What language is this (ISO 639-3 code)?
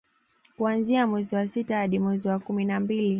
swa